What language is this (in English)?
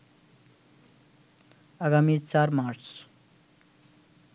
Bangla